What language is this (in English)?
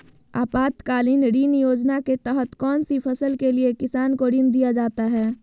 Magahi